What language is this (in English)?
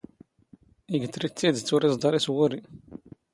Standard Moroccan Tamazight